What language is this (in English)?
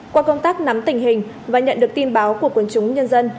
Vietnamese